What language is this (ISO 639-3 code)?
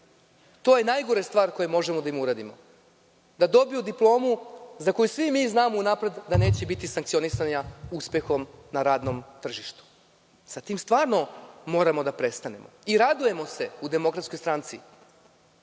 srp